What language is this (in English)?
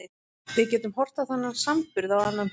Icelandic